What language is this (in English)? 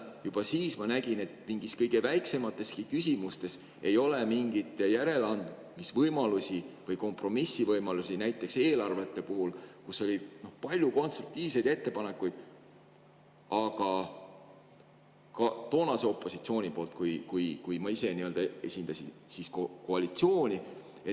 Estonian